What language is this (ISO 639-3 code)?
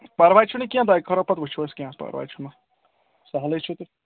kas